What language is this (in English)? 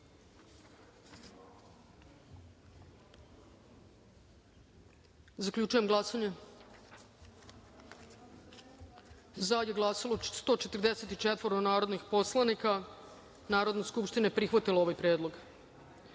Serbian